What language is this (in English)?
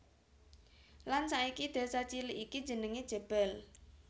Javanese